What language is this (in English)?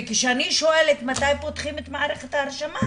Hebrew